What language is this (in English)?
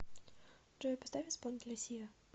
Russian